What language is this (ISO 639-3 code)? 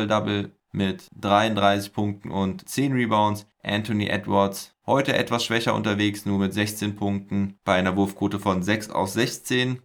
deu